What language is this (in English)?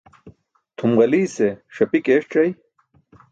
Burushaski